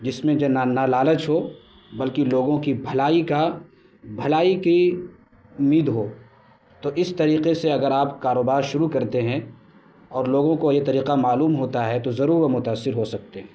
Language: Urdu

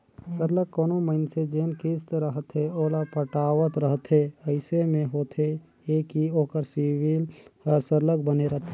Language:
Chhattisgarhi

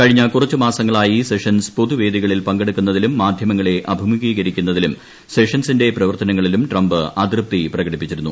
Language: Malayalam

